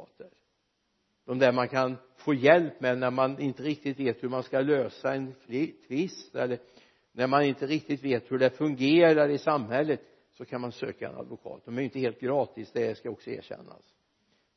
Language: Swedish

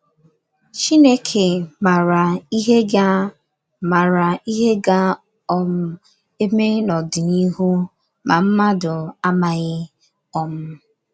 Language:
Igbo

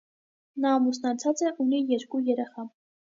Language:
Armenian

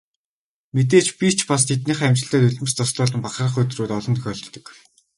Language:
Mongolian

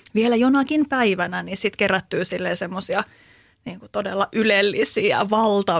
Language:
Finnish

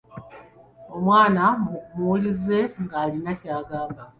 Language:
Ganda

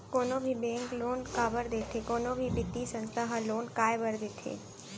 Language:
Chhattisgarhi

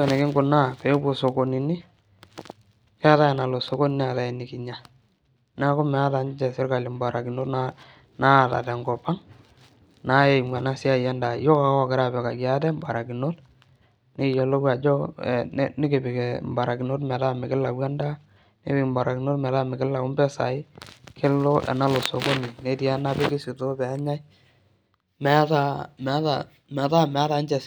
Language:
Masai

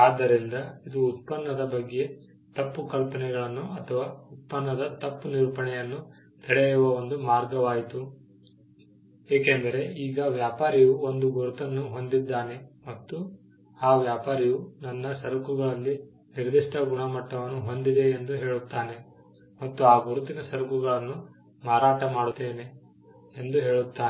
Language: Kannada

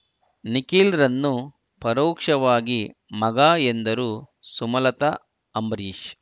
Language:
Kannada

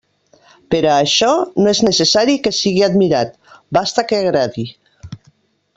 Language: Catalan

